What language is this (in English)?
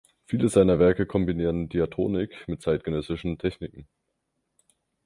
German